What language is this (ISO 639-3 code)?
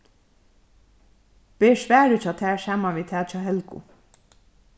fao